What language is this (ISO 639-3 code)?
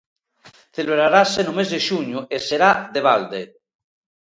glg